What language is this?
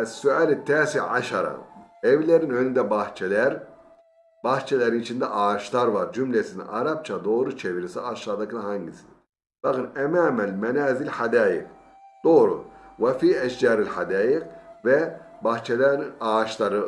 Turkish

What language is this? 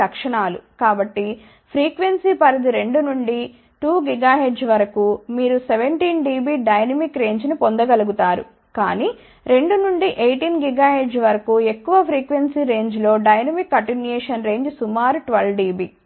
Telugu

